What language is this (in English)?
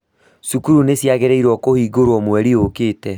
Kikuyu